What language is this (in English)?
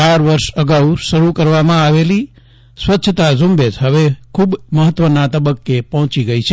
Gujarati